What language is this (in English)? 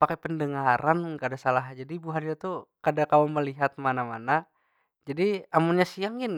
Banjar